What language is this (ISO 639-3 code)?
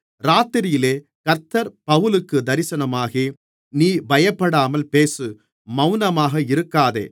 tam